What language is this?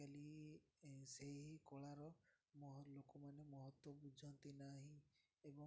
Odia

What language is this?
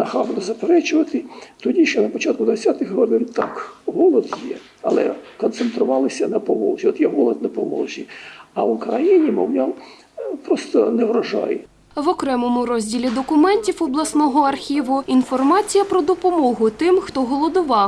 Ukrainian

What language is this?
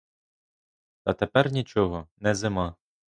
Ukrainian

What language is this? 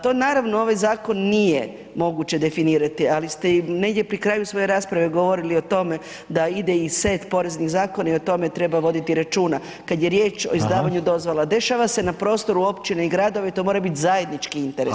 Croatian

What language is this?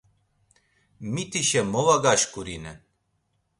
Laz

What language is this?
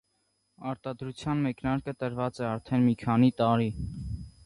Armenian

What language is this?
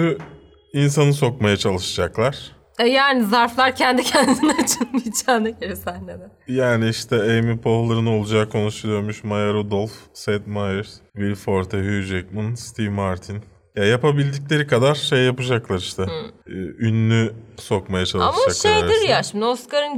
Turkish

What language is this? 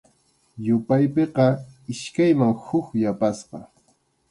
Arequipa-La Unión Quechua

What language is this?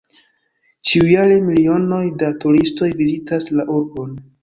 Esperanto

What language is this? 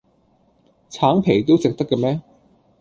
Cantonese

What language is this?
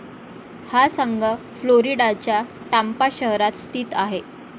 Marathi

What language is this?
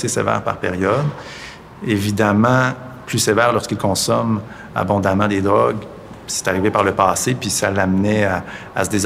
French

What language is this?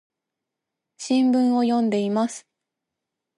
Japanese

